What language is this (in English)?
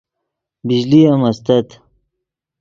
Yidgha